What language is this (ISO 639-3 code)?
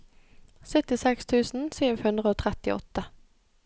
nor